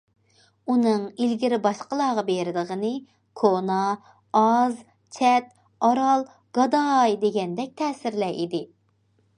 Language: Uyghur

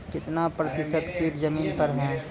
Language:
Maithili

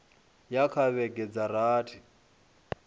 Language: Venda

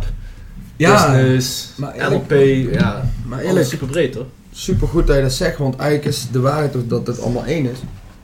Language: Dutch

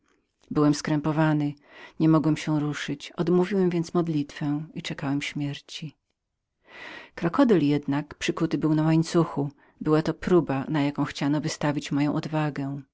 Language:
Polish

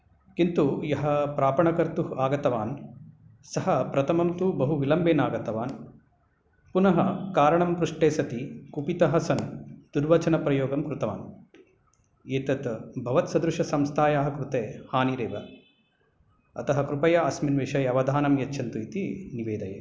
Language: Sanskrit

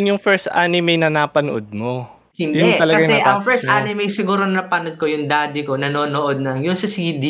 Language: Filipino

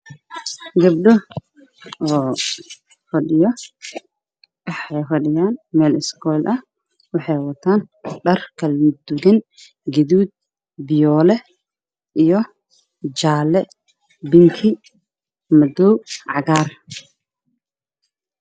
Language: Somali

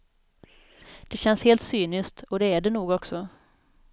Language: Swedish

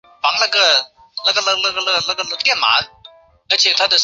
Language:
Chinese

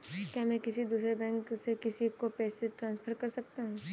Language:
Hindi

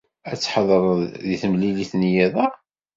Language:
Kabyle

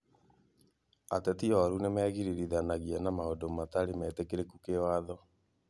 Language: Kikuyu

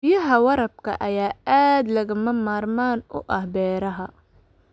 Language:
Somali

